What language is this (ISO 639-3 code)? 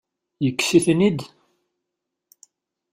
kab